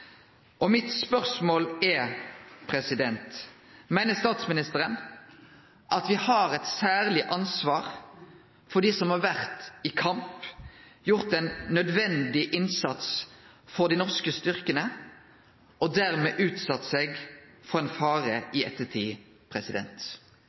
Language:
Norwegian Nynorsk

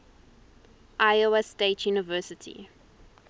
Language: English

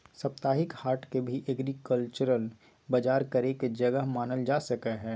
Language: Magahi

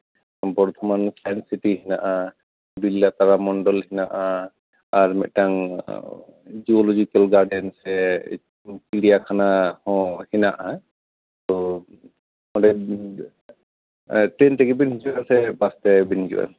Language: Santali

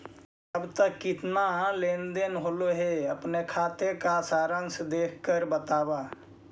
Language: Magahi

